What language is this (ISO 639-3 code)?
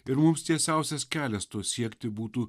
lit